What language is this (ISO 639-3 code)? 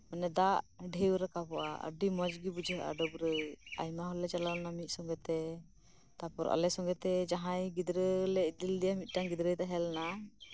sat